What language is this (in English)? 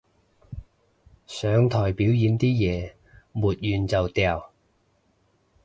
Cantonese